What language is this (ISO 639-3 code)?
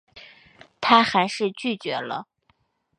zho